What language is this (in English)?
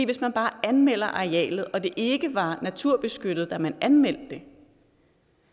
Danish